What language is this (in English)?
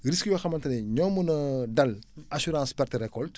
Wolof